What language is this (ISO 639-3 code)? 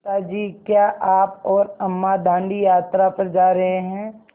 hin